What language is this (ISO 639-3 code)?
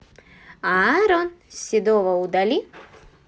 rus